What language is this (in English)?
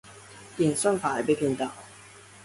Chinese